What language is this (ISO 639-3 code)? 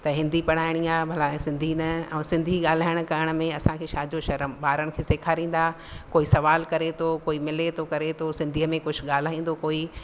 snd